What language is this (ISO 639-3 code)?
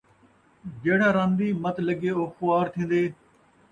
skr